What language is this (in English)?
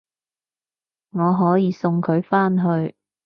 Cantonese